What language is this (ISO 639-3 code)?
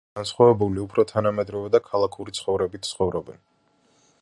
kat